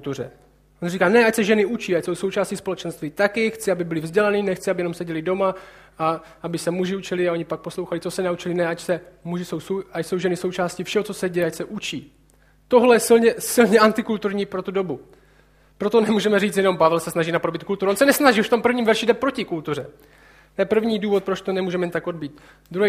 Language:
Czech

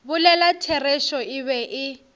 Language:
Northern Sotho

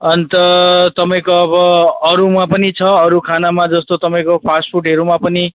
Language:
Nepali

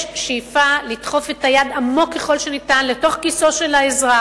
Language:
Hebrew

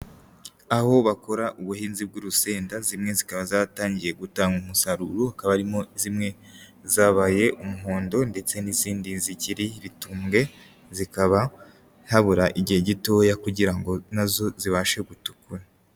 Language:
Kinyarwanda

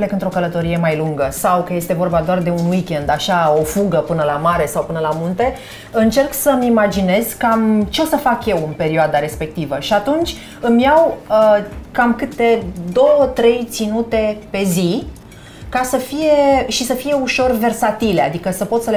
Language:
Romanian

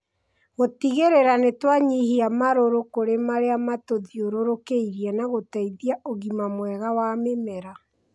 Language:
Kikuyu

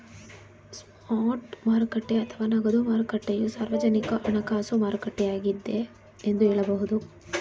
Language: Kannada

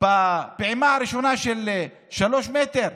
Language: Hebrew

